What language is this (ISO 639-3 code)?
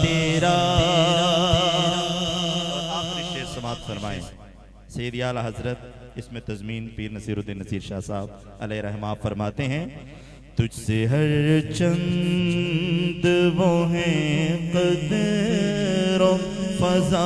hin